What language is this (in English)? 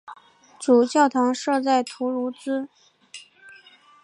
Chinese